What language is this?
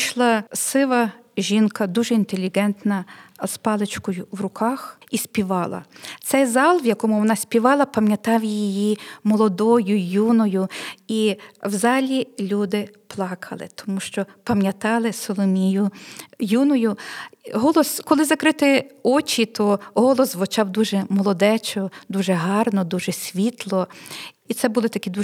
Ukrainian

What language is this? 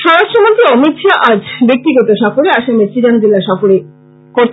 Bangla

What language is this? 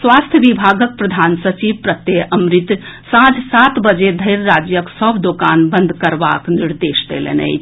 Maithili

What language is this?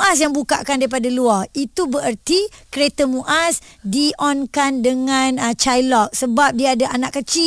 Malay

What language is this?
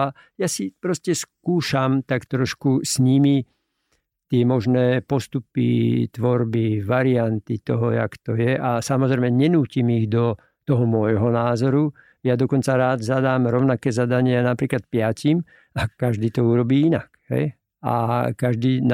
Slovak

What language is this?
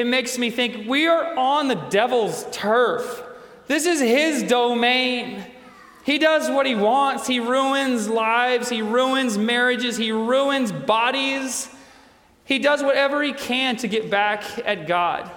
English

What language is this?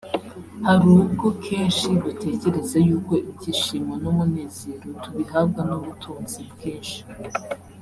Kinyarwanda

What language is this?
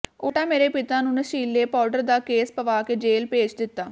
Punjabi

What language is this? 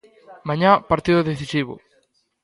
Galician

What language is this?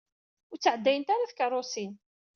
Kabyle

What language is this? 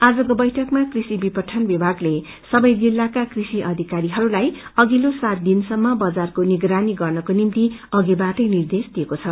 Nepali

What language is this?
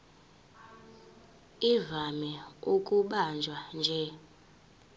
Zulu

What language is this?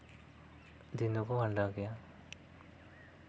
Santali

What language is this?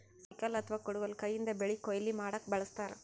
Kannada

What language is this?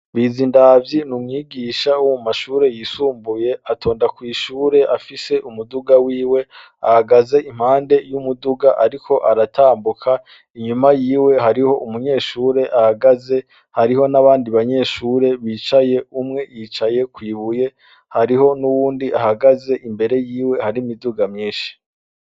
Rundi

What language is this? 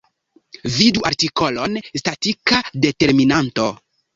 Esperanto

